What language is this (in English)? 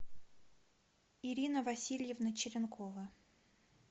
Russian